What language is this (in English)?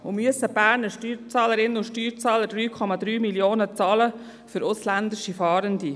Swiss German